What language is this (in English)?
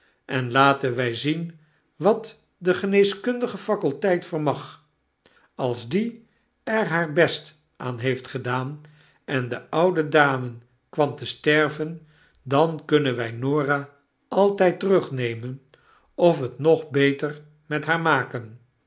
Dutch